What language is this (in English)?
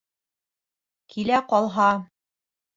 Bashkir